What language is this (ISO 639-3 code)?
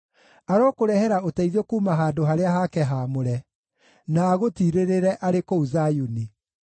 kik